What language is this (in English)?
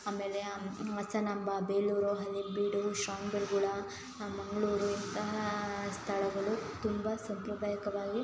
Kannada